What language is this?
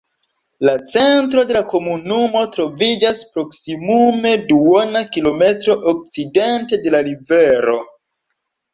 Esperanto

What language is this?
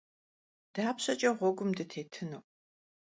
Kabardian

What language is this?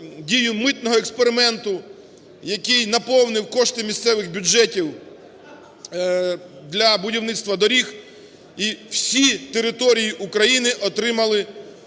Ukrainian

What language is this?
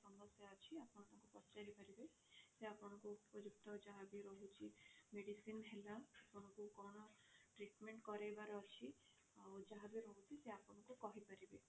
Odia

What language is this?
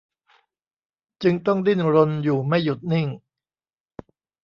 Thai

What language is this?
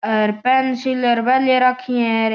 Marwari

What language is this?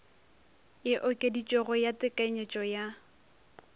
Northern Sotho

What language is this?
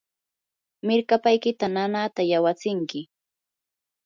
Yanahuanca Pasco Quechua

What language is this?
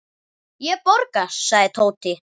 Icelandic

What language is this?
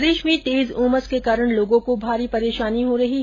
Hindi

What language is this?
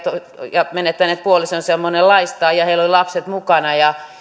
Finnish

